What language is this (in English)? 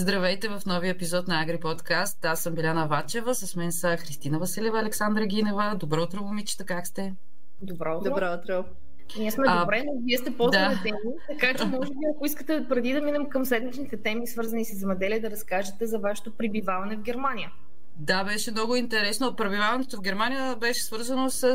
Bulgarian